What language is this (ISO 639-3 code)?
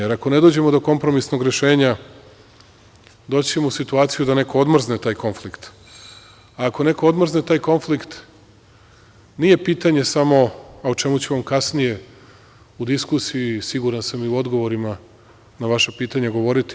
srp